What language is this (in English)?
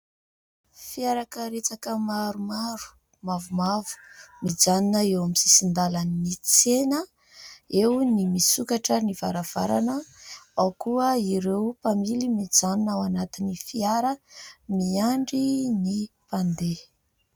Malagasy